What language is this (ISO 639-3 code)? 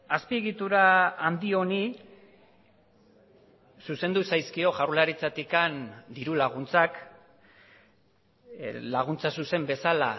eus